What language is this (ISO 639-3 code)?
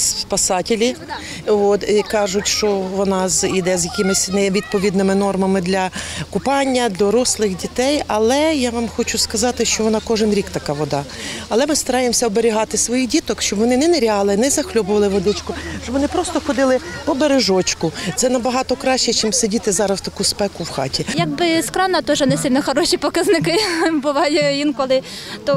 ukr